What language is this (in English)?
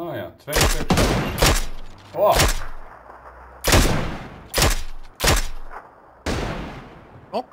Dutch